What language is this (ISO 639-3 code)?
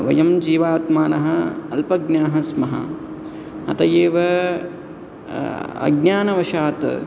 san